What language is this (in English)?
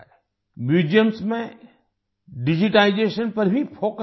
Hindi